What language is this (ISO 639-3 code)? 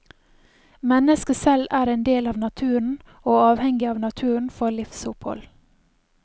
nor